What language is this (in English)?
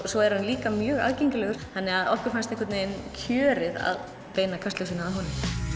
Icelandic